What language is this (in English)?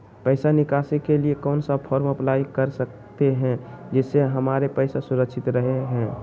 Magahi